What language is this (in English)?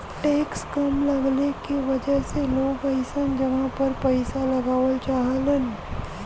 Bhojpuri